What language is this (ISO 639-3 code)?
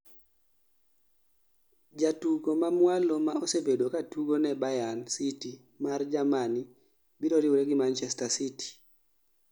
luo